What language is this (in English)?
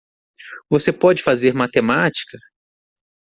Portuguese